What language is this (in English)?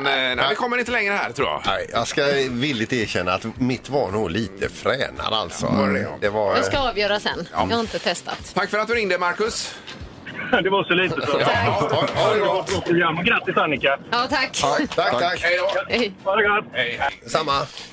Swedish